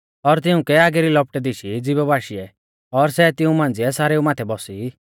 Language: Mahasu Pahari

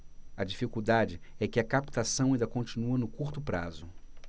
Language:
Portuguese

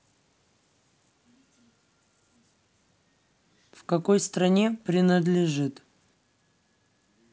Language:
Russian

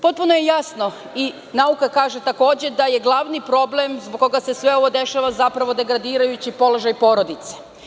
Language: Serbian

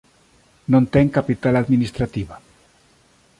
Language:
Galician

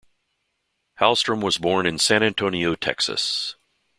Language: English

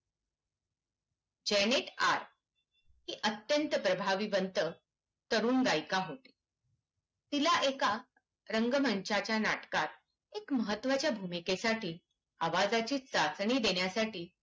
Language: Marathi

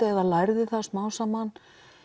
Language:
Icelandic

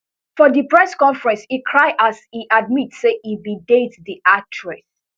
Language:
Nigerian Pidgin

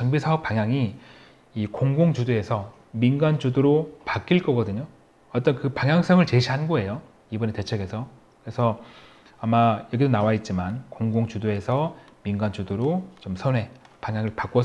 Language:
Korean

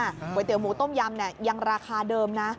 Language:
Thai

